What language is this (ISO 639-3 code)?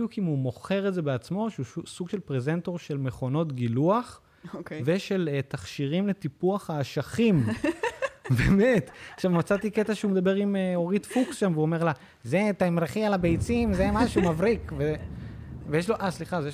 heb